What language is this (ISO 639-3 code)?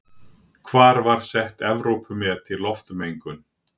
isl